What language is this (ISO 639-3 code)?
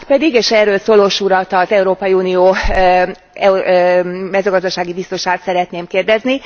hun